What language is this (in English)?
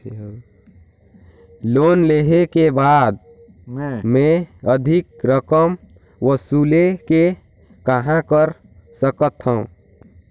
Chhattisgarhi